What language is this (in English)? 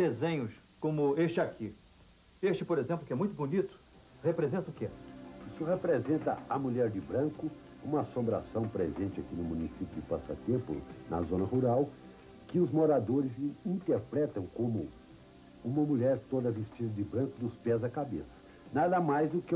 Portuguese